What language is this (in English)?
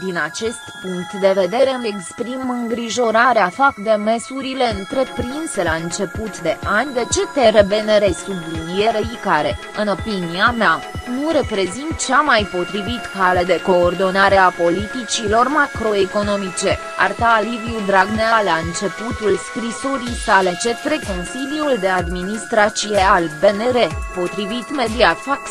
Romanian